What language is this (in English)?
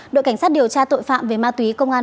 Vietnamese